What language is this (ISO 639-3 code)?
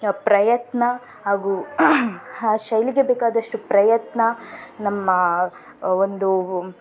kan